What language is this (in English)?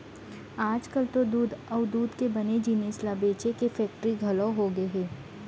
Chhattisgarhi